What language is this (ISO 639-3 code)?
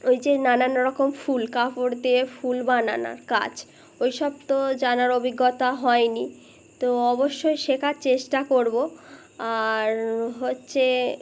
ben